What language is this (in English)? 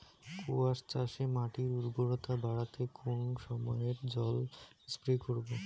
Bangla